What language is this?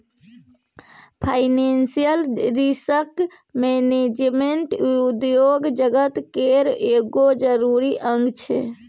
Maithili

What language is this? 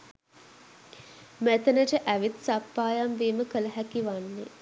Sinhala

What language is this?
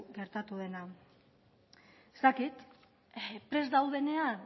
Basque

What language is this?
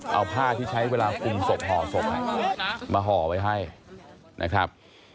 Thai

